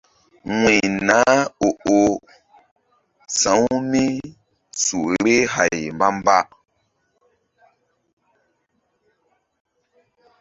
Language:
Mbum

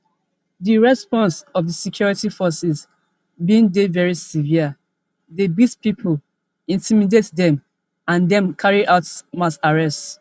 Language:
Nigerian Pidgin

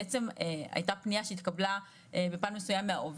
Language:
Hebrew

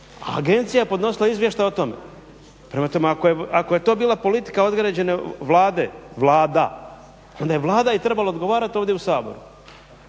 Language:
Croatian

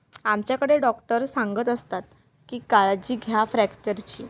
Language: Marathi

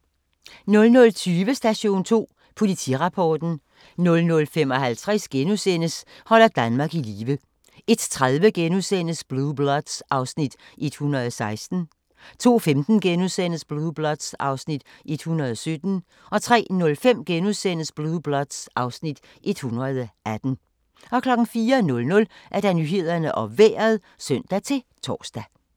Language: Danish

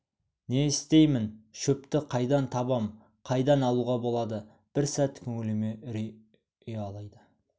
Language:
Kazakh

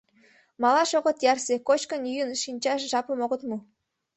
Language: Mari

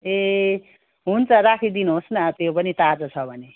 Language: Nepali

